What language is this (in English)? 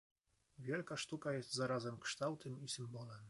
Polish